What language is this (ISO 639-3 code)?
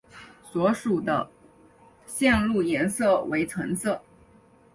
zho